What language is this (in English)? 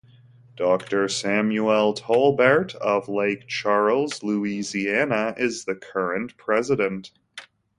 English